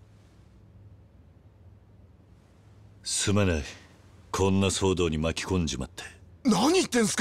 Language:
Japanese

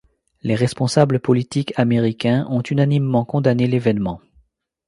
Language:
French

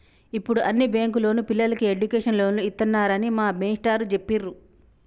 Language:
Telugu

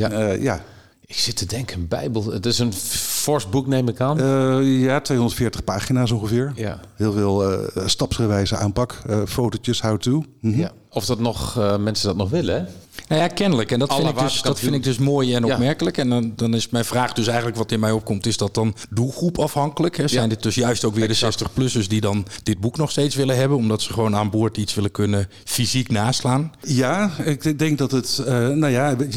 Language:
Dutch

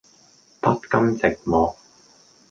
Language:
Cantonese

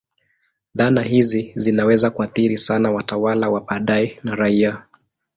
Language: Swahili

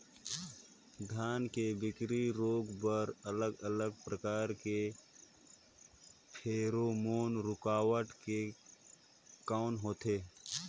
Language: Chhattisgarhi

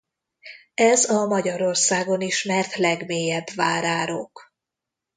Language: Hungarian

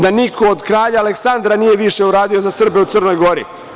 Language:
Serbian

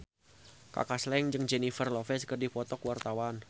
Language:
Sundanese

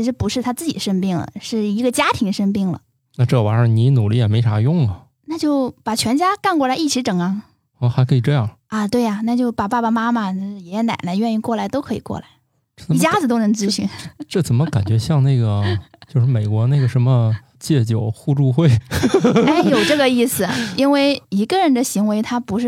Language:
Chinese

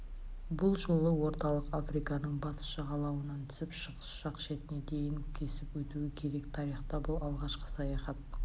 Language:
Kazakh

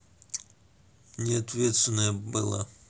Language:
Russian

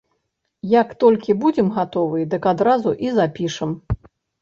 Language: Belarusian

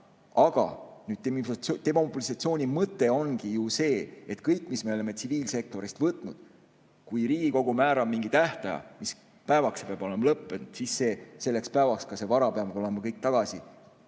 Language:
Estonian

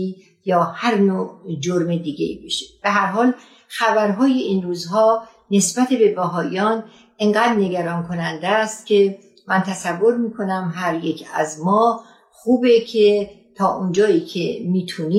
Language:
Persian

